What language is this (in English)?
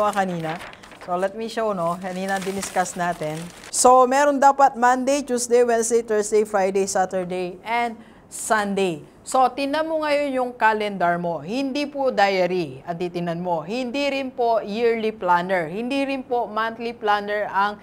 Filipino